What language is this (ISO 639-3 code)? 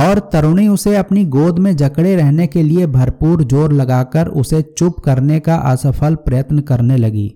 hin